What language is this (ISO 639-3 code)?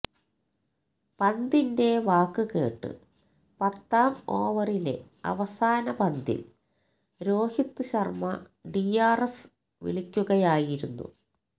mal